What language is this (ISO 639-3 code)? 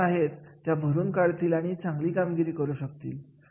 mar